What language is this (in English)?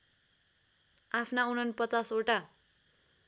Nepali